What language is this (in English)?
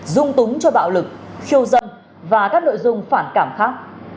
Vietnamese